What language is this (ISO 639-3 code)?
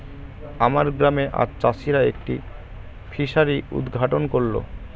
ben